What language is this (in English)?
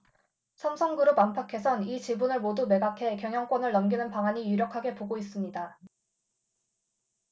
Korean